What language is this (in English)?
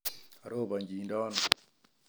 Kalenjin